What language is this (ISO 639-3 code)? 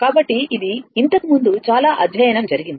tel